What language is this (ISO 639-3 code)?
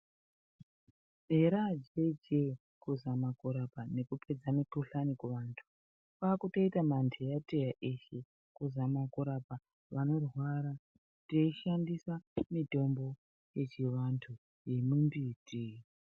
ndc